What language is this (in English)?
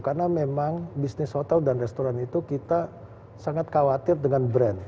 Indonesian